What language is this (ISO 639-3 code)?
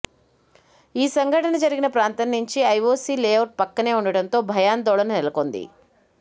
tel